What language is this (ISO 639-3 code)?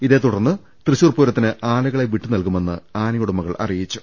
mal